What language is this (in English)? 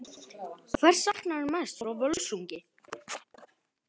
Icelandic